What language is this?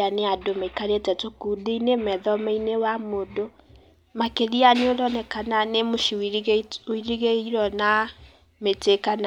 Kikuyu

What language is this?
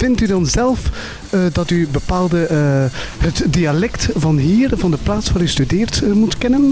Dutch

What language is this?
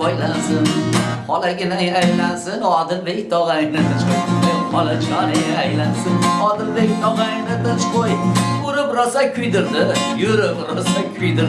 Turkish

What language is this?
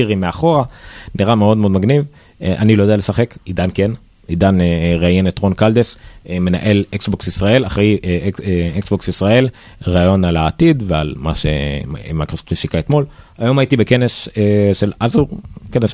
Hebrew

